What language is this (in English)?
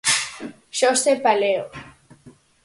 Galician